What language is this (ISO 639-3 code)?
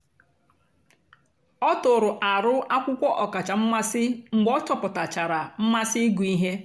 ibo